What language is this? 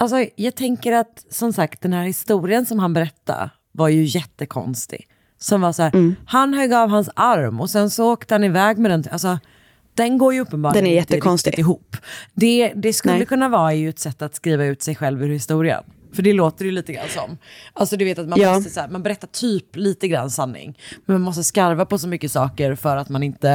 Swedish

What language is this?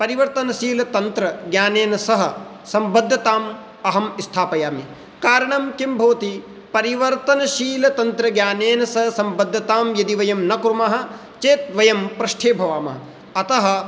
Sanskrit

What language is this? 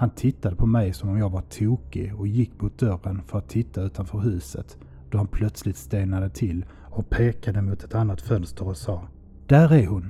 Swedish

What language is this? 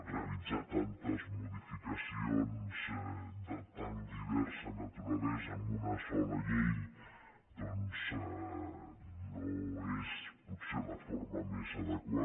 Catalan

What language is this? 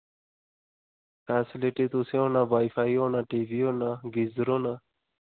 Dogri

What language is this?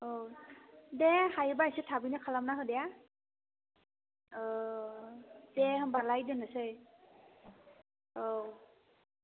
Bodo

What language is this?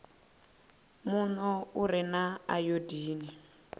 Venda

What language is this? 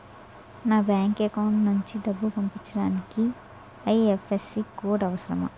Telugu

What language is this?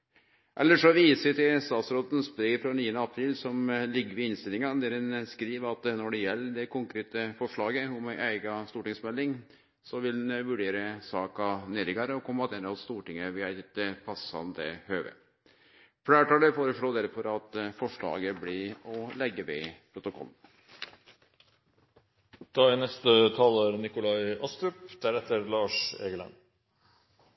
Norwegian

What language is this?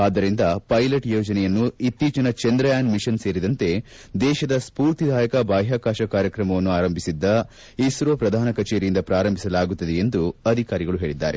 Kannada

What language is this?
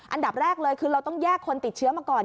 Thai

